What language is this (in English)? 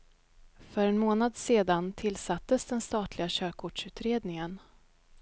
Swedish